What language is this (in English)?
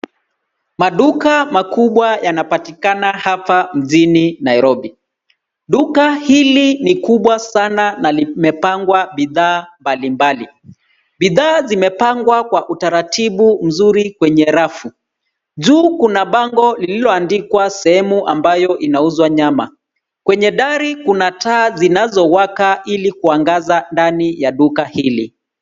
Swahili